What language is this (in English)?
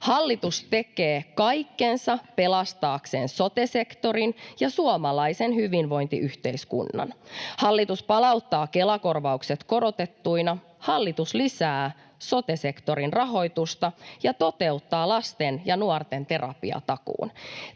Finnish